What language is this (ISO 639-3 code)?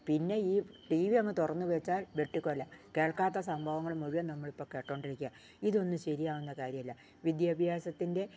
mal